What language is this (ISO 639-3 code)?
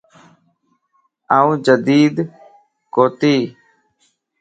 lss